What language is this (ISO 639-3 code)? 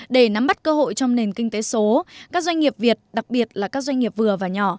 vie